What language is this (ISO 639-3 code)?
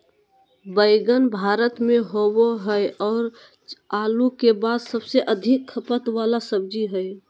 mag